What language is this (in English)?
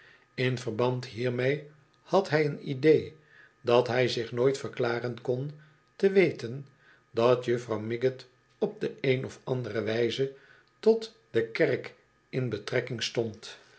Dutch